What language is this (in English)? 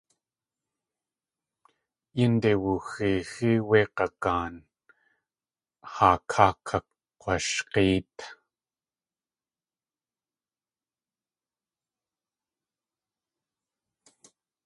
Tlingit